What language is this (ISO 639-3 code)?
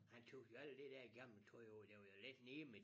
dan